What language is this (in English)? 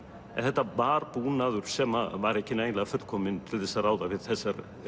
Icelandic